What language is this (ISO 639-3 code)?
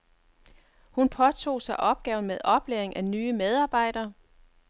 dan